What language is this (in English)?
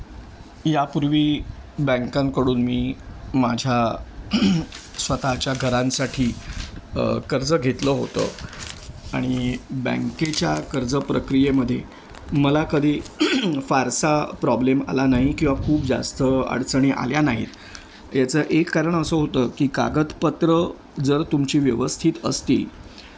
Marathi